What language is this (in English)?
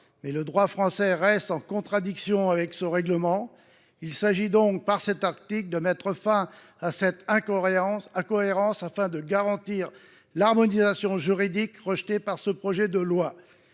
French